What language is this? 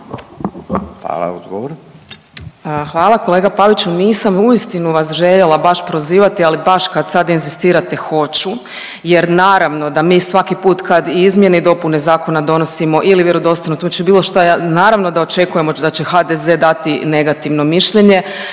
Croatian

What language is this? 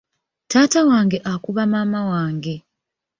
Ganda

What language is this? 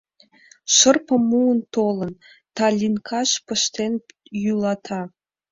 Mari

